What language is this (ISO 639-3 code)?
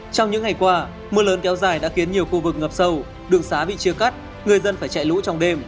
vie